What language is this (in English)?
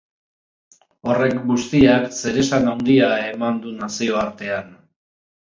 Basque